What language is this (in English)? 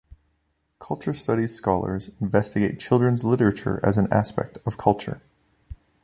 English